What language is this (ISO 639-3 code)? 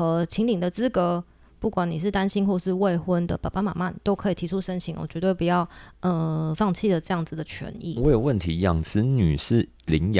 zho